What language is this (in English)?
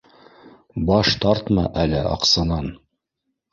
Bashkir